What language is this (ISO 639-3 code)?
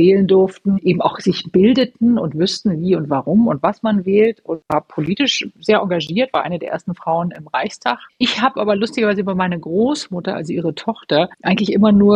deu